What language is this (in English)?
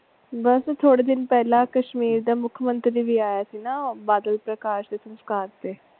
Punjabi